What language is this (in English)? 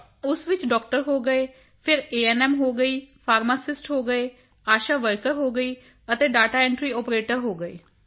Punjabi